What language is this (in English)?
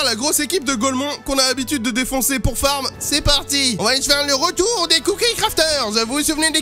French